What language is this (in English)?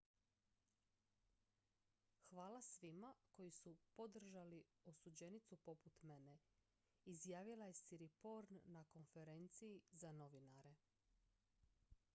Croatian